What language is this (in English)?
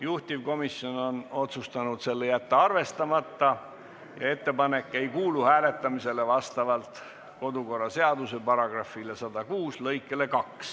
Estonian